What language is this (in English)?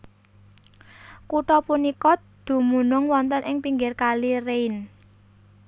Javanese